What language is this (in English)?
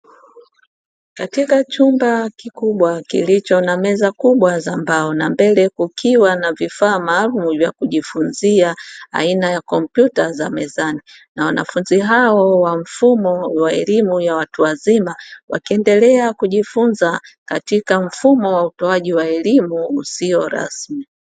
Swahili